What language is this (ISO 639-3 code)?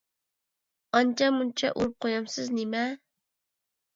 uig